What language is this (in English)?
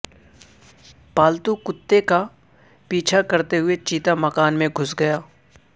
Urdu